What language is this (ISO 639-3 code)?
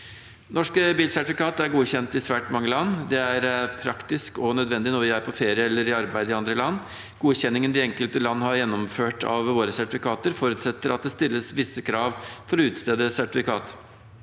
nor